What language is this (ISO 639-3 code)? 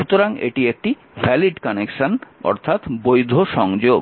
ben